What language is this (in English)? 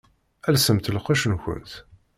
Kabyle